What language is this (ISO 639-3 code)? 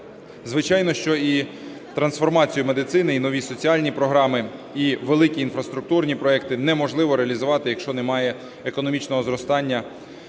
ukr